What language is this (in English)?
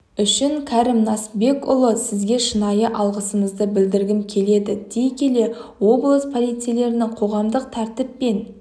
Kazakh